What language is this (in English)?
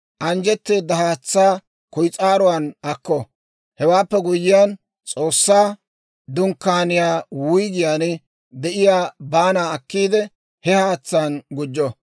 Dawro